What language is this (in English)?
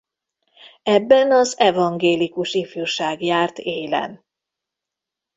Hungarian